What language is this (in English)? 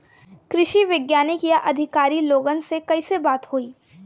Bhojpuri